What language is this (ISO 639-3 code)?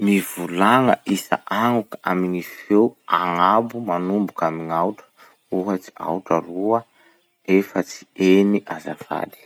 msh